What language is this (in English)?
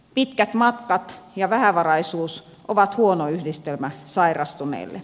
Finnish